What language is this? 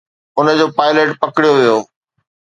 Sindhi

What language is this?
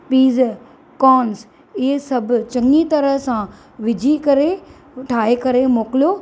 Sindhi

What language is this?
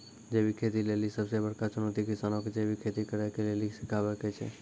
Maithili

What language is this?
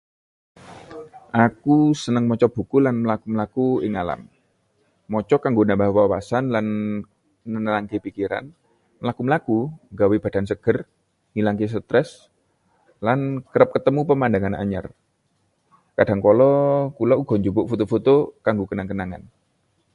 Javanese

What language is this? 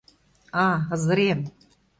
Mari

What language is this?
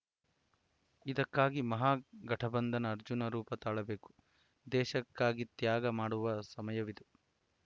Kannada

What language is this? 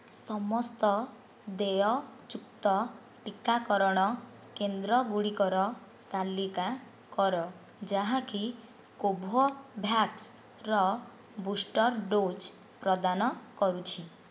Odia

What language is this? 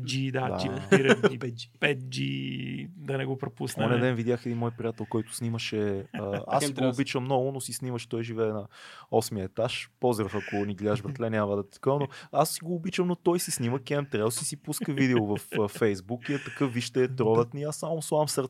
Bulgarian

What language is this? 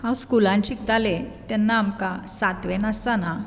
Konkani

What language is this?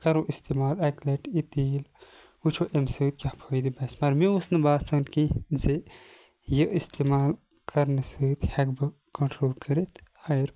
Kashmiri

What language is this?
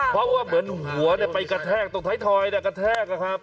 Thai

